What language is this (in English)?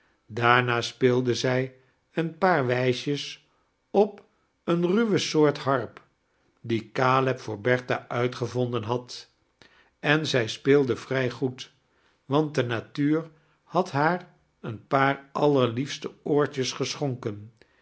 Dutch